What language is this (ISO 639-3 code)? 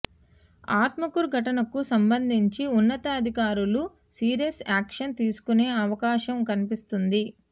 tel